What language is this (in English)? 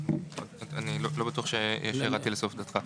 Hebrew